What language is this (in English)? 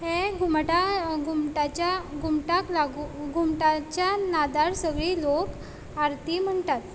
Konkani